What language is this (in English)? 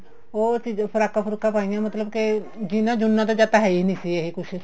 Punjabi